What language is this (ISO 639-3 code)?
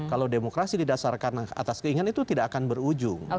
ind